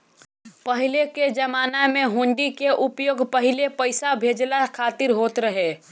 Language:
Bhojpuri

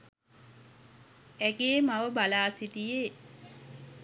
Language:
Sinhala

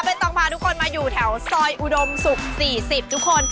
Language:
Thai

